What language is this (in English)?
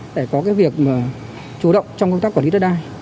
Vietnamese